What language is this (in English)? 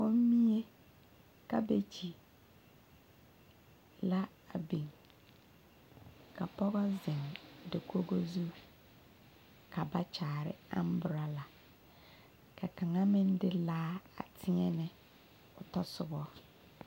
Southern Dagaare